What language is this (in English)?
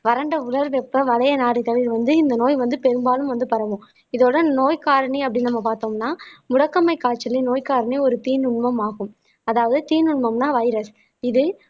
Tamil